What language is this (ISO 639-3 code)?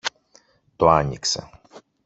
ell